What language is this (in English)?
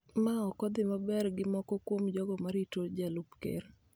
Luo (Kenya and Tanzania)